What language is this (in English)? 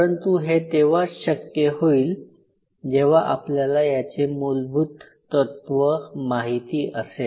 Marathi